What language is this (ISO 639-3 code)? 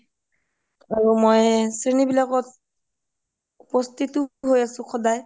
asm